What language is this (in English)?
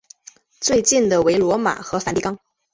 Chinese